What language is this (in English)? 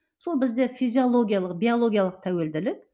Kazakh